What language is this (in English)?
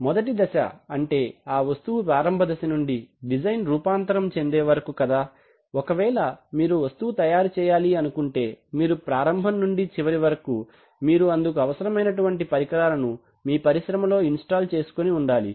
Telugu